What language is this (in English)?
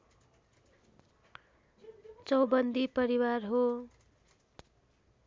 Nepali